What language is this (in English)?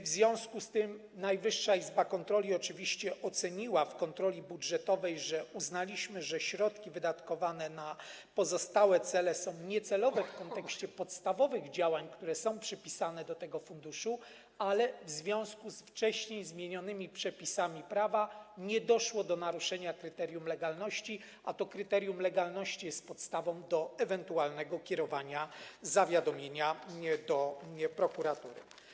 Polish